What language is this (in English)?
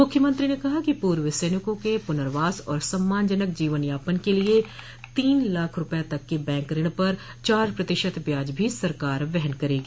Hindi